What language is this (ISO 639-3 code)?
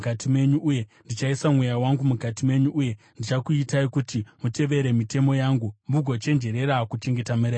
sna